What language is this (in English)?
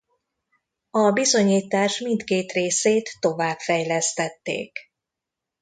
Hungarian